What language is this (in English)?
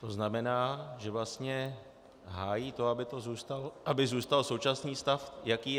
Czech